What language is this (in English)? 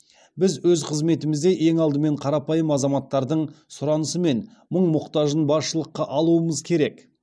Kazakh